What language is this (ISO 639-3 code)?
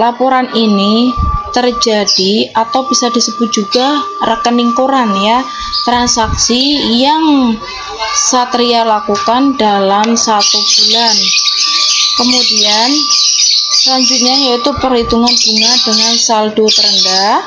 ind